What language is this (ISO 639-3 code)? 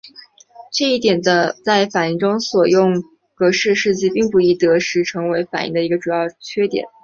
zho